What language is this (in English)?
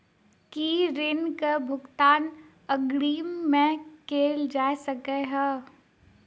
Maithili